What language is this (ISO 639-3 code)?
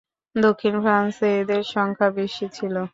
ben